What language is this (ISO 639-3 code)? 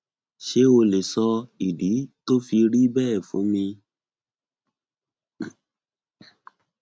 yor